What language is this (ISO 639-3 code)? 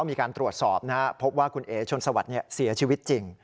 tha